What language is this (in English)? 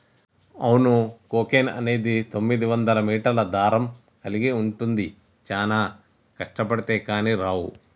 Telugu